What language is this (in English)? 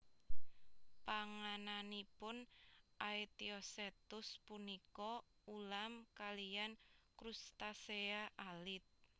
Javanese